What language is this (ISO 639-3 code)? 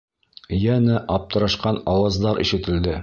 bak